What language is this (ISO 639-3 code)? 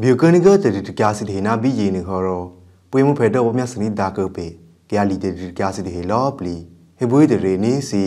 tha